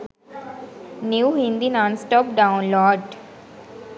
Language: Sinhala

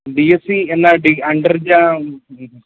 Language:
Malayalam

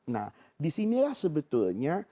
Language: Indonesian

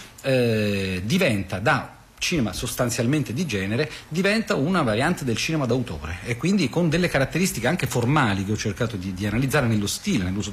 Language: Italian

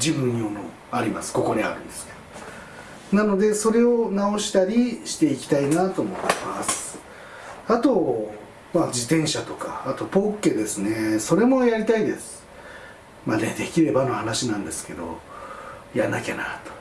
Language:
Japanese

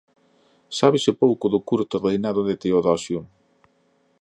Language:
Galician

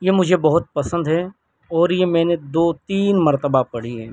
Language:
Urdu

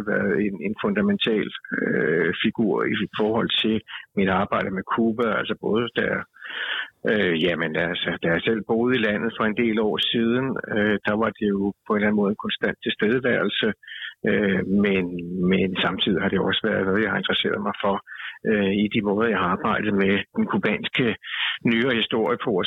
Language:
Danish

